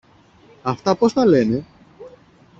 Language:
Greek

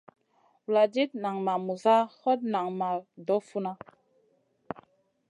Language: Masana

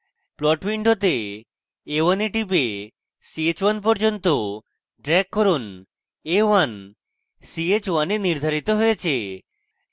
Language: Bangla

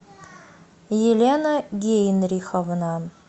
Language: Russian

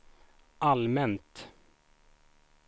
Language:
Swedish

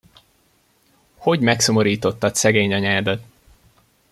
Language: Hungarian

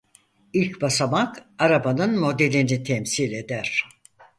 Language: Turkish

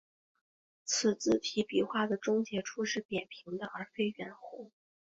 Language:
Chinese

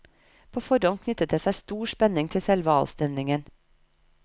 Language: Norwegian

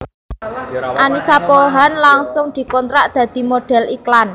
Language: Javanese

